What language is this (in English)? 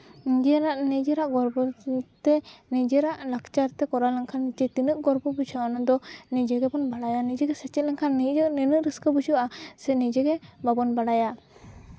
Santali